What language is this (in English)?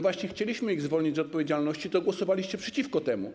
Polish